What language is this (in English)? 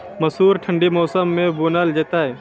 Maithili